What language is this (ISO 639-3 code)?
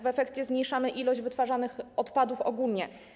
pol